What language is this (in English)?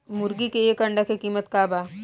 Bhojpuri